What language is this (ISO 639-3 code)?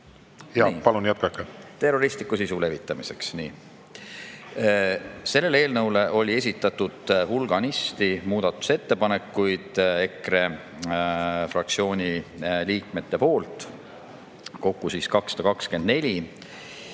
est